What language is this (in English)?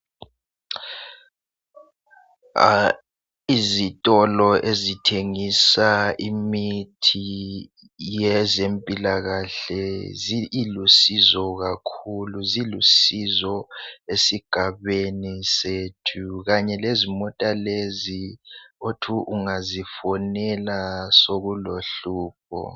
North Ndebele